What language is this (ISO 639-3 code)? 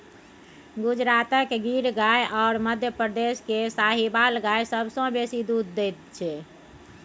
mai